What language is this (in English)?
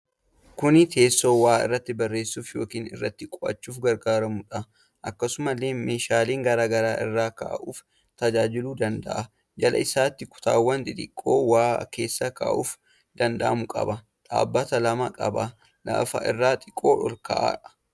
Oromo